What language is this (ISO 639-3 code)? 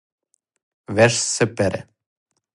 srp